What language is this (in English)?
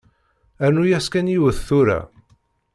Kabyle